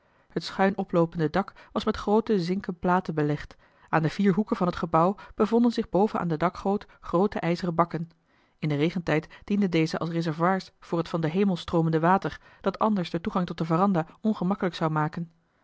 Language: Dutch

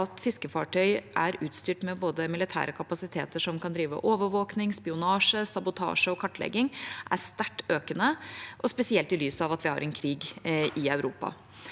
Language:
Norwegian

